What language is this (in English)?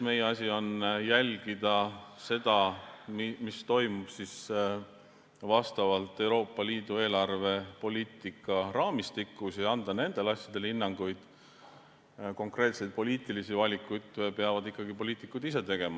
Estonian